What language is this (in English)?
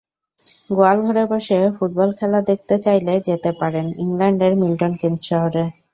Bangla